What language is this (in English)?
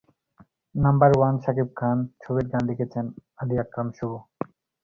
Bangla